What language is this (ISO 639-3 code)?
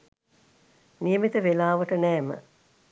sin